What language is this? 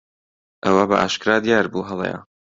Central Kurdish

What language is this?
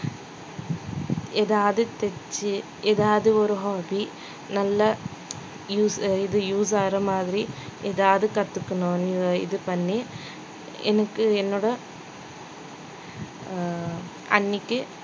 Tamil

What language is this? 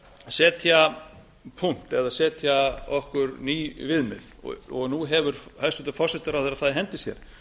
Icelandic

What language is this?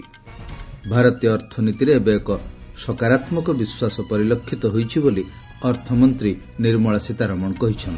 Odia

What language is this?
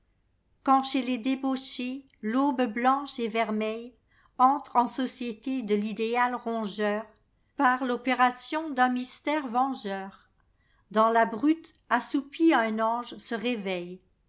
French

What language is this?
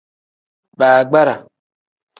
Tem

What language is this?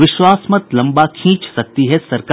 Hindi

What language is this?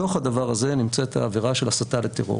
Hebrew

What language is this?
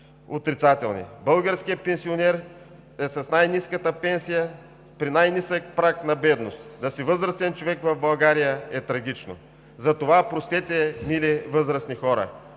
Bulgarian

